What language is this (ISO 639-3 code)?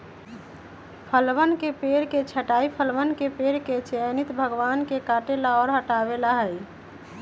mag